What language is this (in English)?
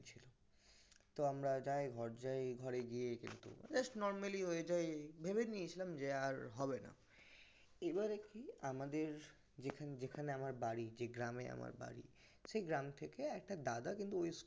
Bangla